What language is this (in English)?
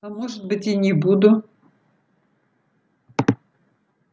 Russian